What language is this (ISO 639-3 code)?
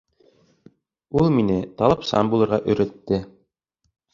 bak